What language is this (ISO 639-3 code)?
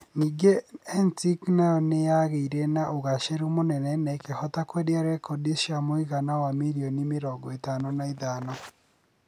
kik